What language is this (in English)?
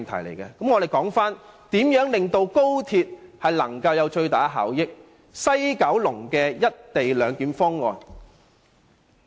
Cantonese